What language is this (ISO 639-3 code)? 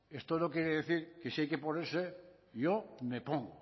spa